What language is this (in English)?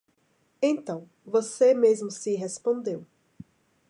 Portuguese